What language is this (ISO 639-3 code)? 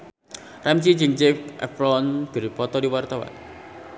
sun